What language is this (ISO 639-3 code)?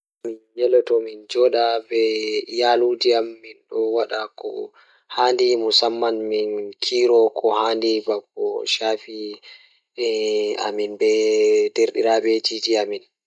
ful